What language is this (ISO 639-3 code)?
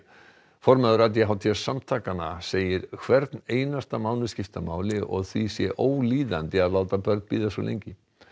isl